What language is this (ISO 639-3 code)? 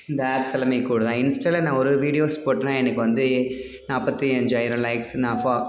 tam